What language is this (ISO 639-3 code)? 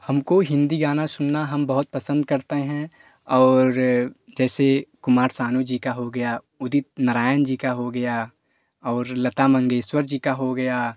hin